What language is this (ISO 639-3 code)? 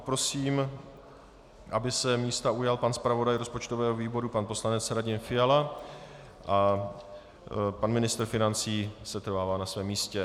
ces